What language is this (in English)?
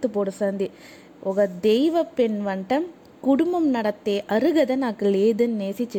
Telugu